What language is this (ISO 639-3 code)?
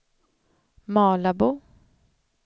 swe